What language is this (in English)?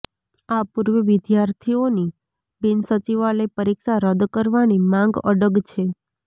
Gujarati